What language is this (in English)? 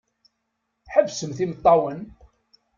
Kabyle